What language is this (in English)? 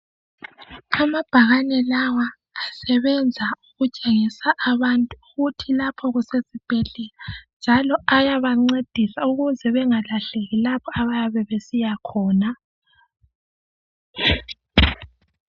North Ndebele